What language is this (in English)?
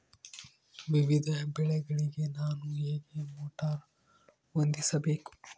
Kannada